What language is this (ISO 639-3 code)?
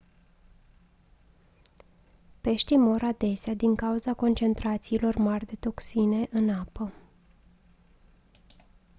ron